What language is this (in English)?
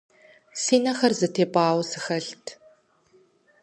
Kabardian